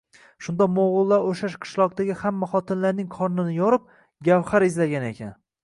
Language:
Uzbek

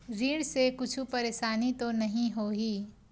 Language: Chhattisgarhi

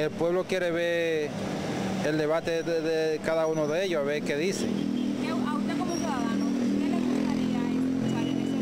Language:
Spanish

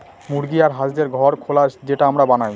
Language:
Bangla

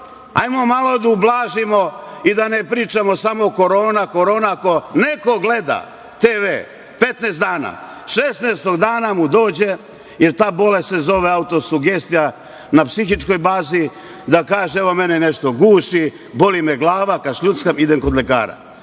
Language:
Serbian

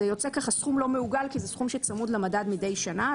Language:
Hebrew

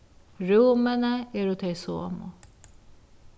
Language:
Faroese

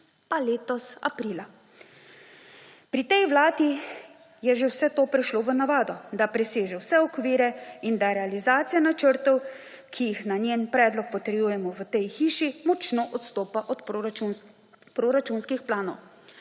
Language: Slovenian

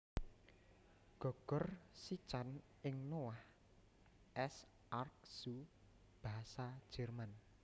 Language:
Javanese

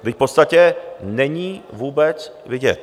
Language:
Czech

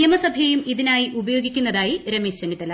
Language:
Malayalam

